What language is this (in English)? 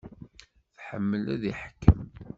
Kabyle